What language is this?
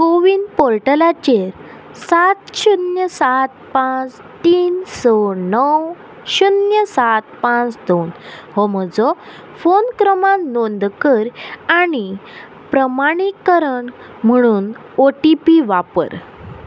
Konkani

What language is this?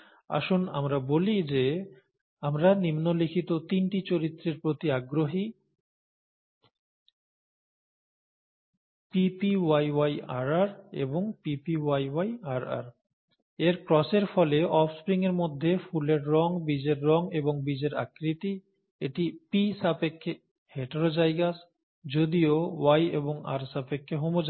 Bangla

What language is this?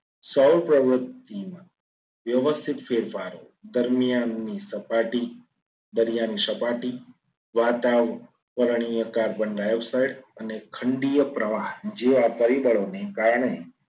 Gujarati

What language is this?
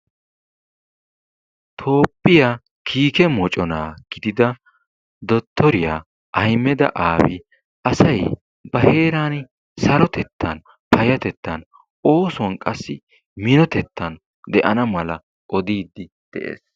Wolaytta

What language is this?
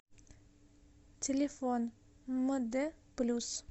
Russian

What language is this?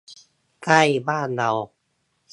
Thai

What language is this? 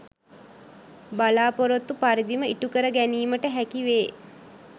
Sinhala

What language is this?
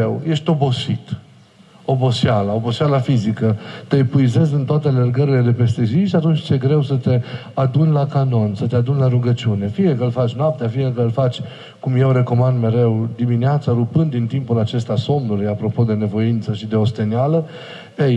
Romanian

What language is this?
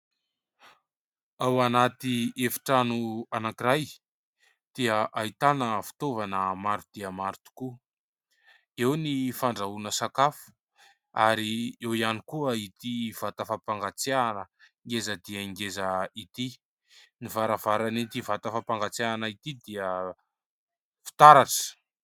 Malagasy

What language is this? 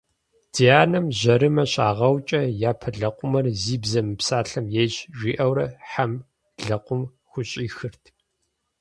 Kabardian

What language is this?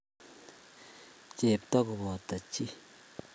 Kalenjin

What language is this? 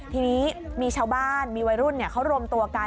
Thai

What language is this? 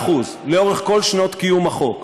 Hebrew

